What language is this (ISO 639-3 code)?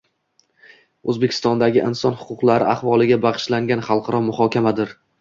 uzb